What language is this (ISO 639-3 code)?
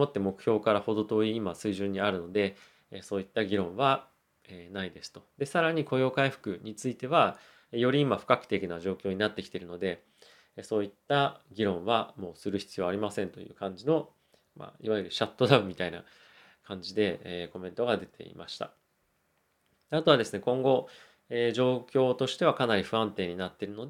jpn